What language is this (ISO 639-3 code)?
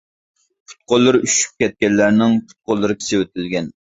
uig